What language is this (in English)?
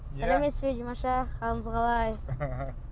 Kazakh